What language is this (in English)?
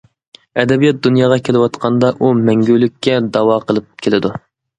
Uyghur